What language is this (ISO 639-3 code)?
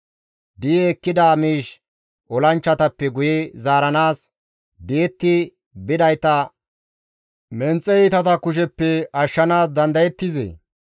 gmv